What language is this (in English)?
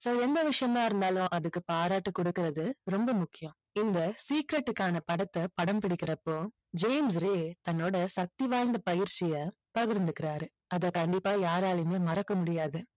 Tamil